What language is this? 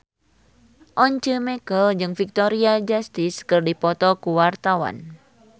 Sundanese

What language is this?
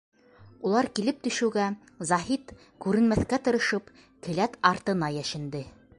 Bashkir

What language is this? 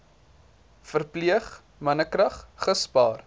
Afrikaans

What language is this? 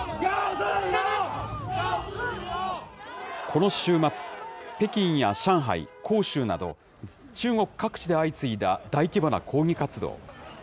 Japanese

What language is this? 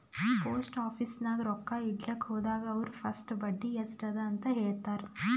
Kannada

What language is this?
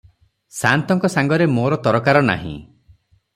Odia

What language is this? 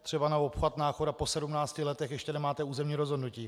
Czech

